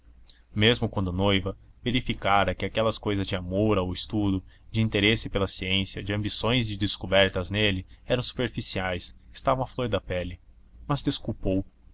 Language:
Portuguese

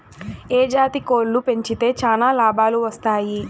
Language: Telugu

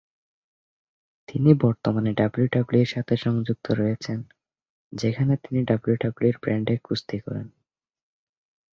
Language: Bangla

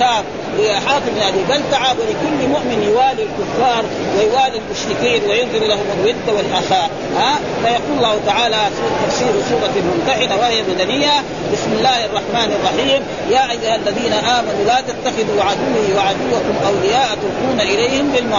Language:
Arabic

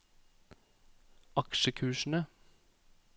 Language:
Norwegian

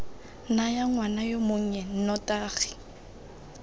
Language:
Tswana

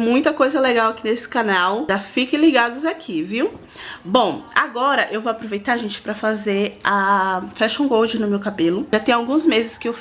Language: Portuguese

